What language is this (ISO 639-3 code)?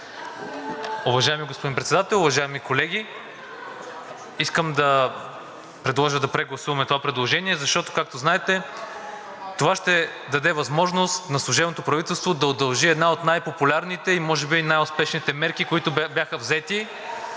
bul